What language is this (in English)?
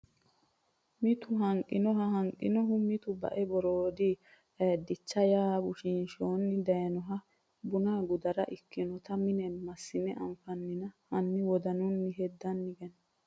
Sidamo